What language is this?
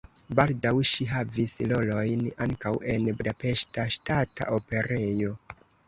Esperanto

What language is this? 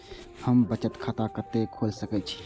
Maithili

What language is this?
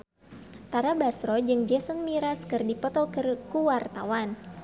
Sundanese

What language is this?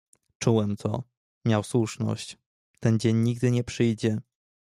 Polish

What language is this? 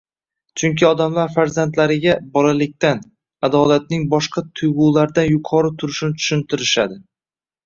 Uzbek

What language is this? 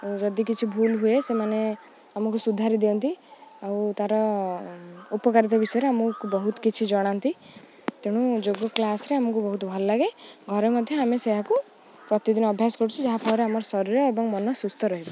Odia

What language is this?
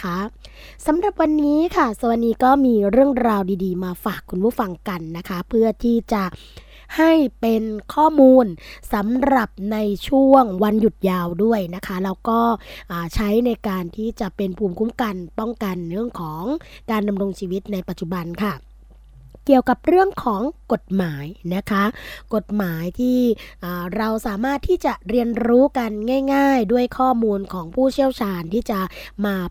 Thai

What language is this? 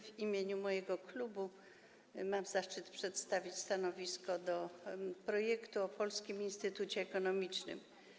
Polish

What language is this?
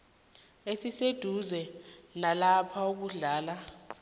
South Ndebele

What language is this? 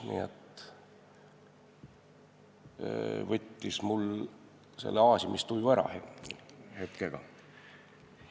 Estonian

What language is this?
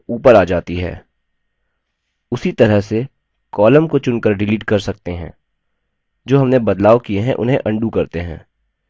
Hindi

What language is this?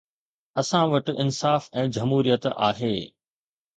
Sindhi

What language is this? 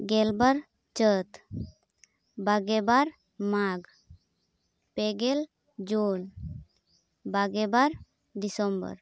Santali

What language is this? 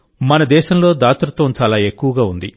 Telugu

